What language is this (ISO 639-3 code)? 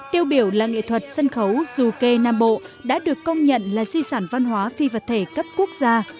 vie